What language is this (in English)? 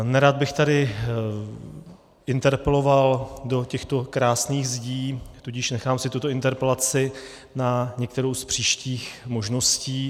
Czech